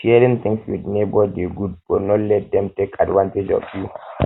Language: Nigerian Pidgin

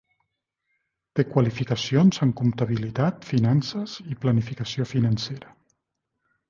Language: Catalan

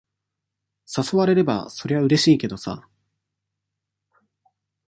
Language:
Japanese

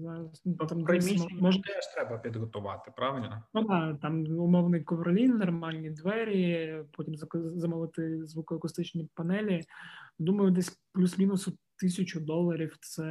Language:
Ukrainian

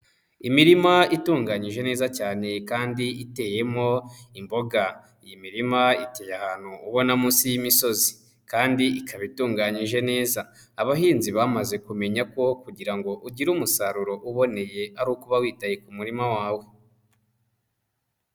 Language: Kinyarwanda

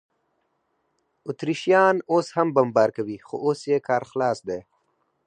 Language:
Pashto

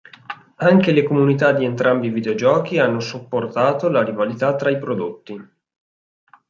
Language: Italian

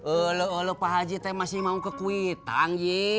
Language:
Indonesian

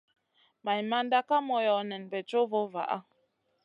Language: Masana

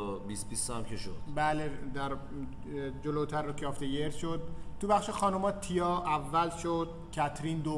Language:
Persian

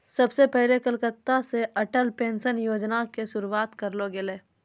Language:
Maithili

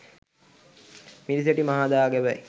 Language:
Sinhala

